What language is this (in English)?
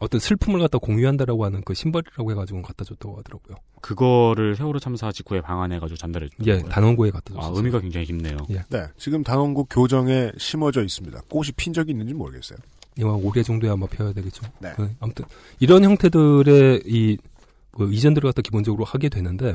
Korean